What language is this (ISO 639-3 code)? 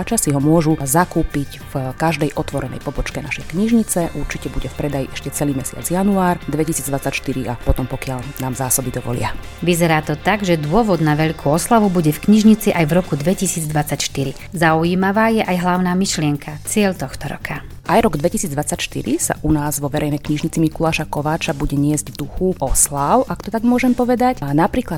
slk